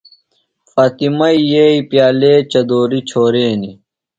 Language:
Phalura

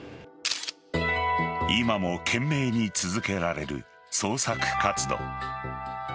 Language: Japanese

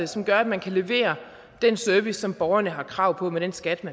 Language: Danish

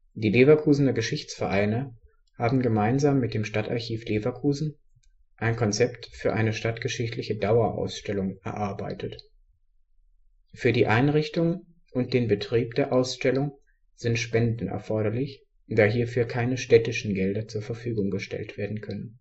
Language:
German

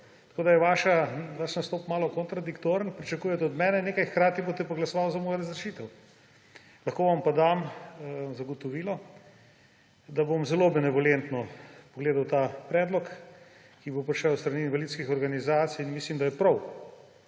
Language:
Slovenian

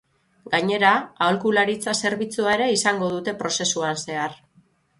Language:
Basque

